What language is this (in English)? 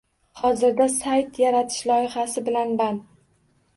Uzbek